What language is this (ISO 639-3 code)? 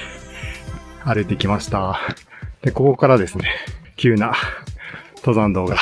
jpn